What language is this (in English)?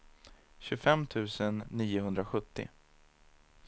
Swedish